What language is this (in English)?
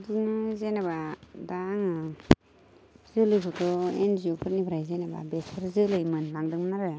Bodo